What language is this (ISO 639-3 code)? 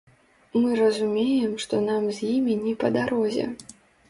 bel